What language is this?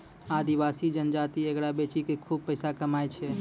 Maithili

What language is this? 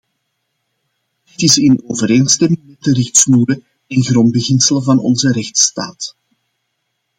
Dutch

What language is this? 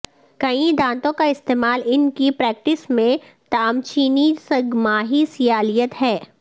Urdu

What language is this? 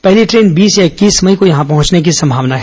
Hindi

